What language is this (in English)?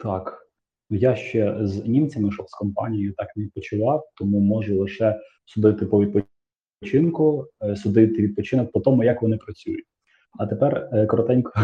Ukrainian